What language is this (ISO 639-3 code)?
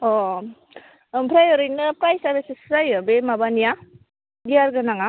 brx